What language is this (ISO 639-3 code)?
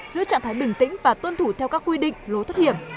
vie